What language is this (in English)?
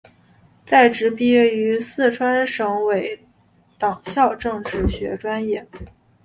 Chinese